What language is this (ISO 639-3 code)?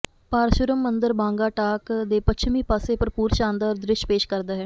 pan